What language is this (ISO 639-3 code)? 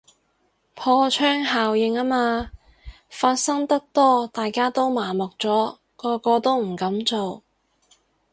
yue